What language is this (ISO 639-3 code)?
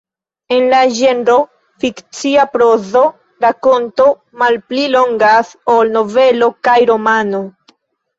epo